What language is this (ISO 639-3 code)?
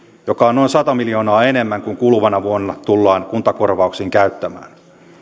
fin